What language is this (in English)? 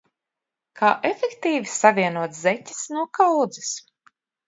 Latvian